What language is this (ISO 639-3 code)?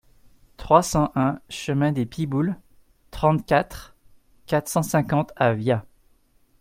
fra